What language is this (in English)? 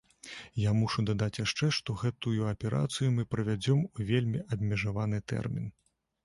Belarusian